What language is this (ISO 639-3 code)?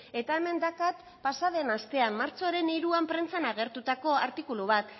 eus